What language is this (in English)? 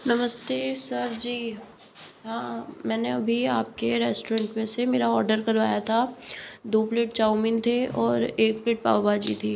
Hindi